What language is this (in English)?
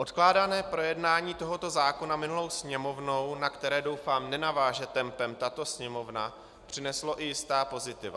Czech